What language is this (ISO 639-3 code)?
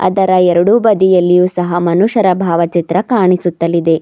kan